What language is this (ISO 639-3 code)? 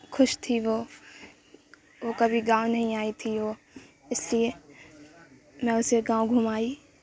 urd